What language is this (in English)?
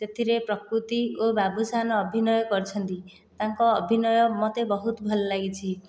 Odia